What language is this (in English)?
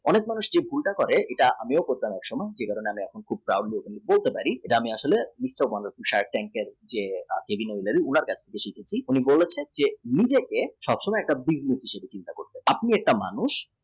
Bangla